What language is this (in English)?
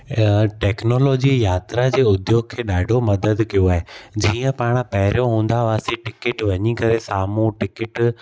Sindhi